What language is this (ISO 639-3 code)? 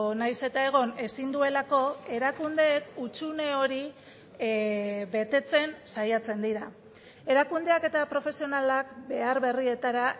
eus